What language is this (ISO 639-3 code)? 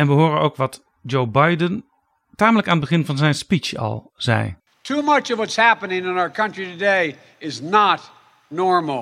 nld